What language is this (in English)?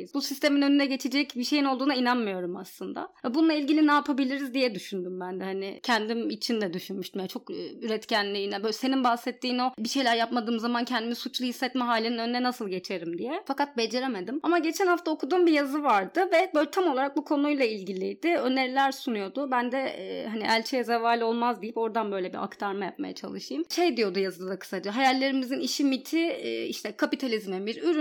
Turkish